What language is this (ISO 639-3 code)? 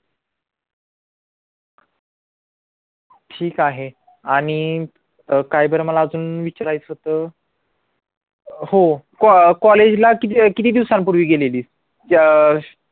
mar